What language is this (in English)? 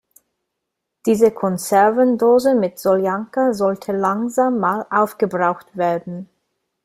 German